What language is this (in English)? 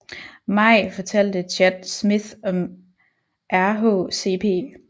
Danish